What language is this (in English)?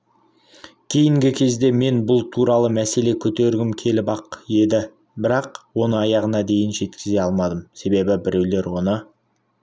Kazakh